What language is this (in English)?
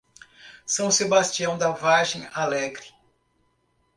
Portuguese